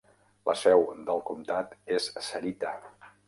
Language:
Catalan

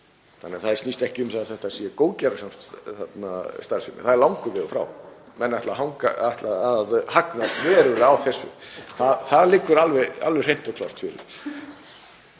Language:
Icelandic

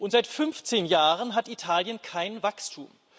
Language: German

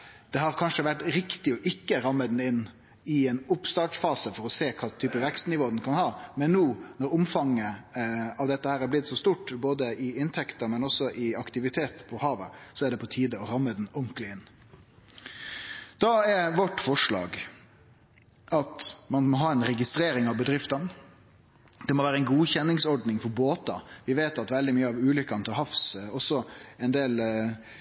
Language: Norwegian Nynorsk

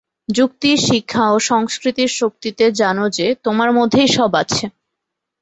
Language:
Bangla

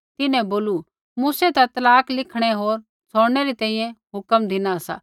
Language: Kullu Pahari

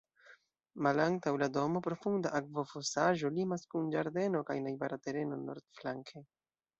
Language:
Esperanto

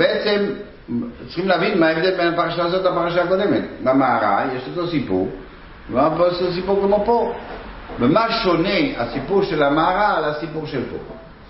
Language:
Hebrew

